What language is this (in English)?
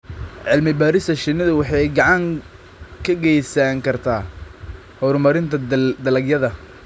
Somali